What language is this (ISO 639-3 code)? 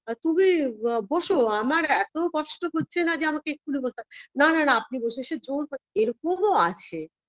ben